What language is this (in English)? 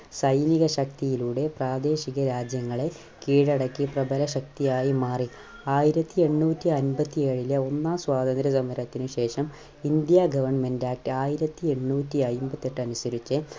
Malayalam